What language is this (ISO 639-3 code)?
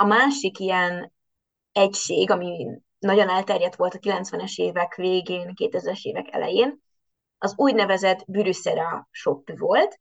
hun